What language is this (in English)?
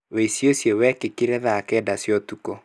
Kikuyu